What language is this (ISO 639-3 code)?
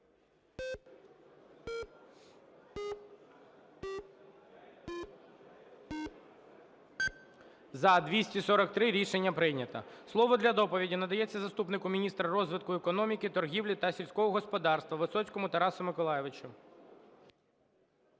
ukr